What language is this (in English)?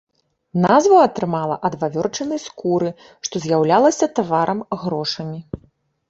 Belarusian